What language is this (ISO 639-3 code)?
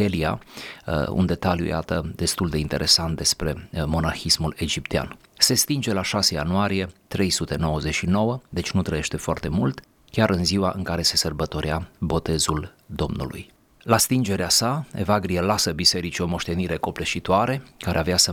ron